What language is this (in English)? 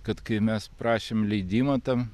Lithuanian